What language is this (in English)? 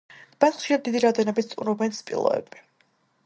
Georgian